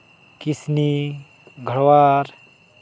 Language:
Santali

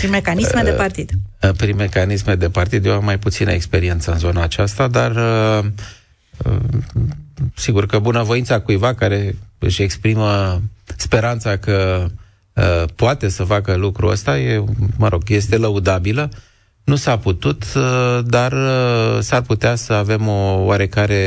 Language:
Romanian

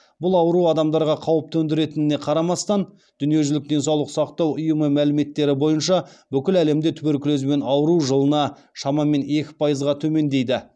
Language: Kazakh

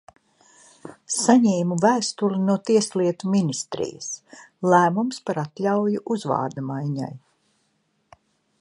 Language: Latvian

